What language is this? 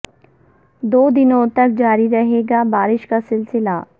Urdu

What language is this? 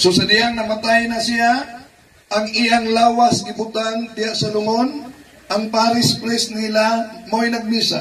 Filipino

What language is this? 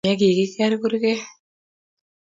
Kalenjin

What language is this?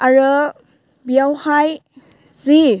Bodo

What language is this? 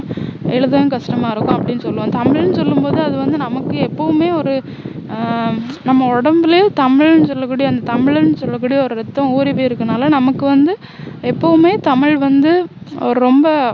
Tamil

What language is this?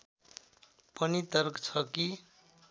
Nepali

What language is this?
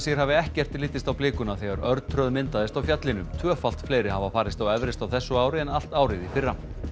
Icelandic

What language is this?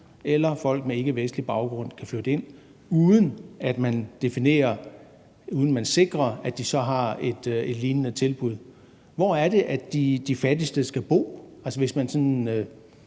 Danish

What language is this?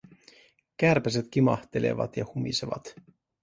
Finnish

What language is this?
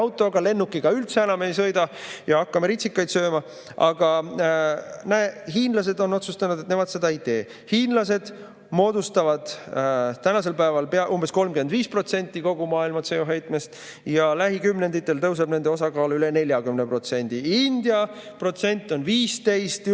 Estonian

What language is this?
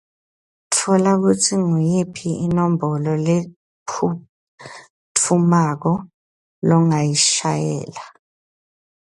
Swati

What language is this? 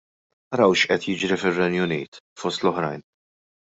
Maltese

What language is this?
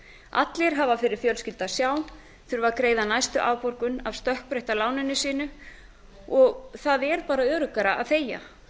Icelandic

